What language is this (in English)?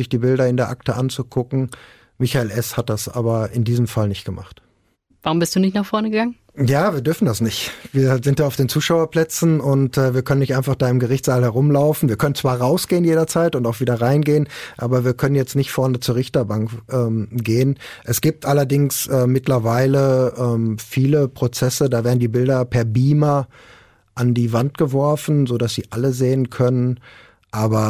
German